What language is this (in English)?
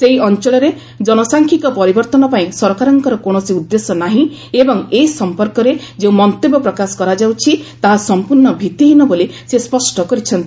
Odia